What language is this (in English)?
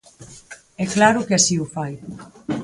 Galician